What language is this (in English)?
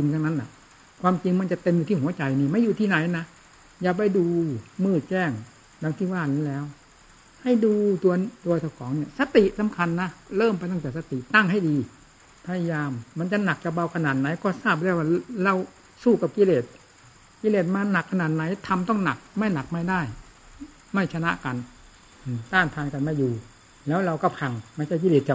Thai